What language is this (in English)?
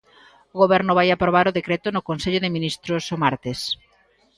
Galician